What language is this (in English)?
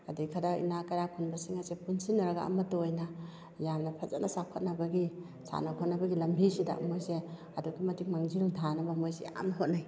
Manipuri